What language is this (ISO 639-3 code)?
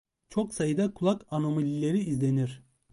tur